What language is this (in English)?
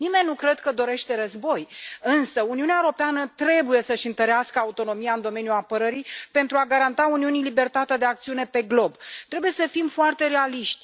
Romanian